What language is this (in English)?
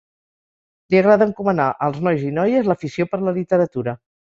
Catalan